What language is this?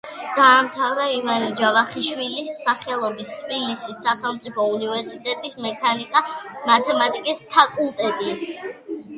Georgian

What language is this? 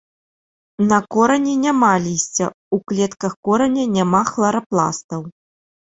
Belarusian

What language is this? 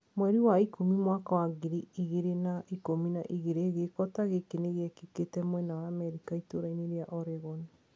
Kikuyu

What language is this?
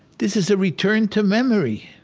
English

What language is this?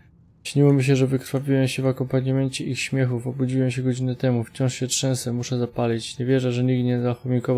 Polish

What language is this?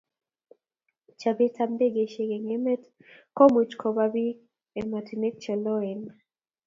Kalenjin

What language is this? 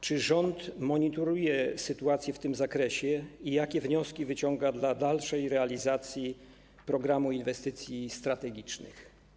Polish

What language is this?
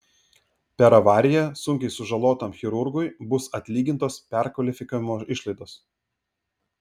Lithuanian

